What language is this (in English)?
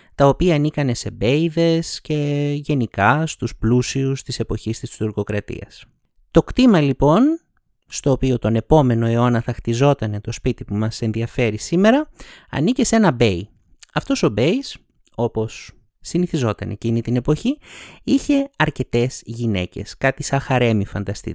Greek